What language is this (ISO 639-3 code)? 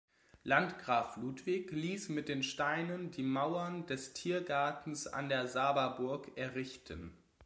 deu